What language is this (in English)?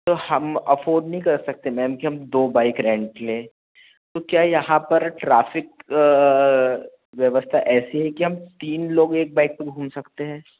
Hindi